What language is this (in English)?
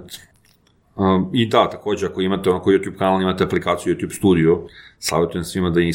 Croatian